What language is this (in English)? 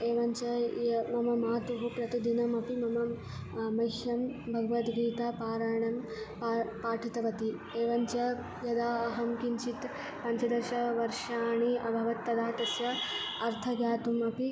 Sanskrit